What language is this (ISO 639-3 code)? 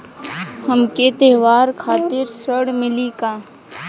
bho